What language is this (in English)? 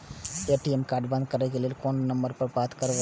Maithili